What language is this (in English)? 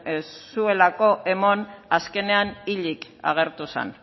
Basque